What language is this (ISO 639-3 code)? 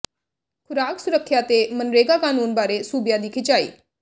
pan